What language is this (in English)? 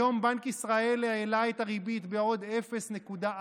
Hebrew